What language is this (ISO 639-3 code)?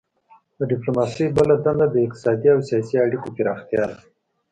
pus